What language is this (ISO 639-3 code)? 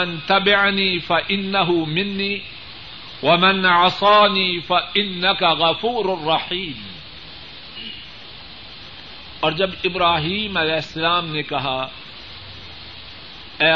urd